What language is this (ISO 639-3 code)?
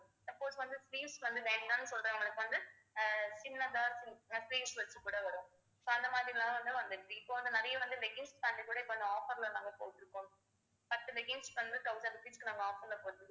tam